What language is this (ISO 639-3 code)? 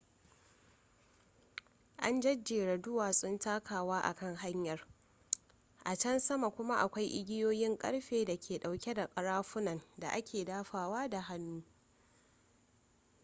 hau